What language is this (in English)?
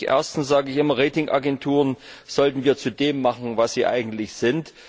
German